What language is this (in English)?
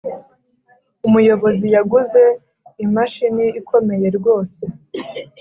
Kinyarwanda